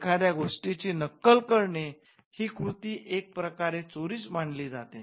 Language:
Marathi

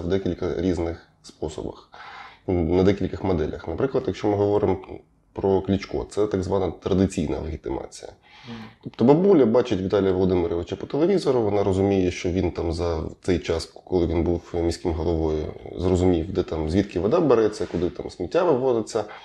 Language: Ukrainian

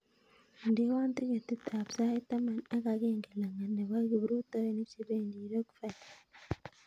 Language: Kalenjin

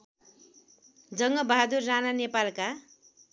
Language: Nepali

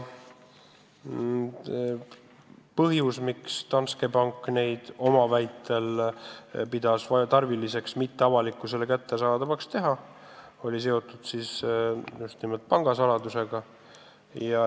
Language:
Estonian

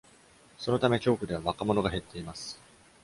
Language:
Japanese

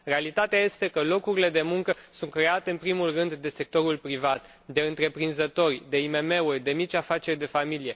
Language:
Romanian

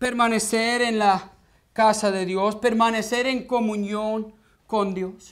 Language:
Spanish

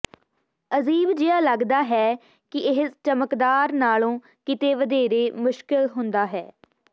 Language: Punjabi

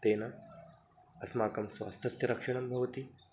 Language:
Sanskrit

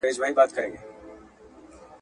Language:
Pashto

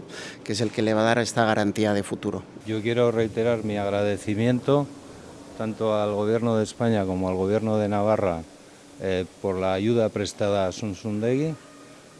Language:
Spanish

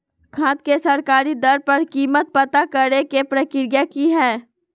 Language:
Magahi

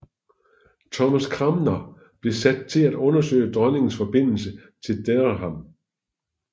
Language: Danish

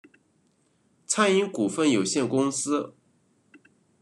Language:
Chinese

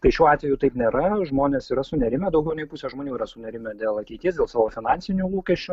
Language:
Lithuanian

